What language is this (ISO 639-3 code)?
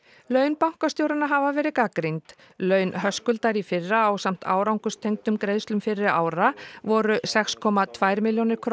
isl